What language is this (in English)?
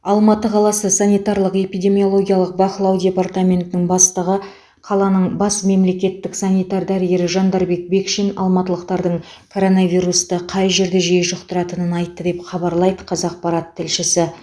Kazakh